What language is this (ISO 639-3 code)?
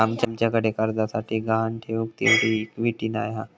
mar